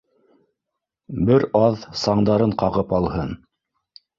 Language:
Bashkir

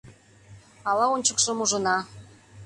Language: Mari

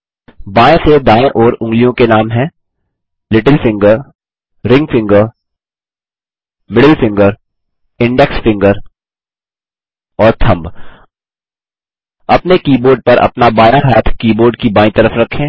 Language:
Hindi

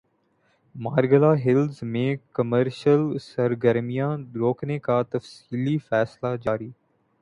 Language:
Urdu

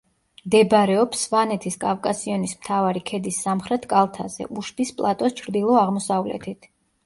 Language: Georgian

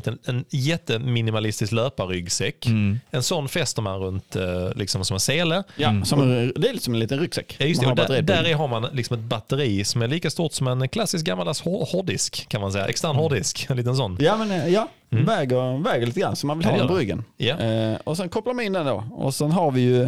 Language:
Swedish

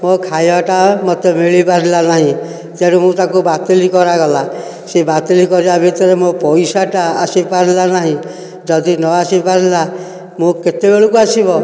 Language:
Odia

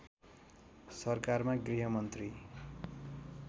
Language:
Nepali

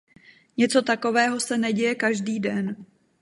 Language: Czech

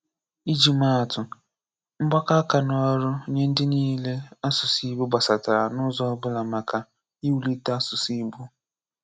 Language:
Igbo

